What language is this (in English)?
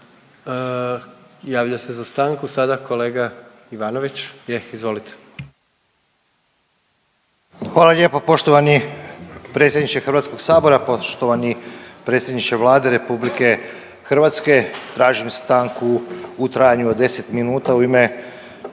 Croatian